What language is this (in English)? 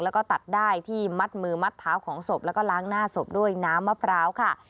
Thai